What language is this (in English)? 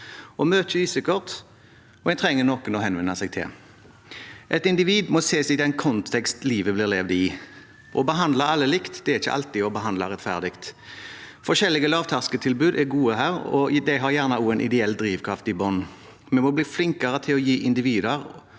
Norwegian